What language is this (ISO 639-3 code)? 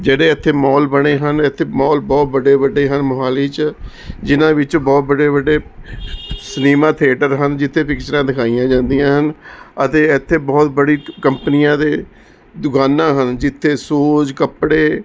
pan